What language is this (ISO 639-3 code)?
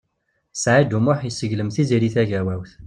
kab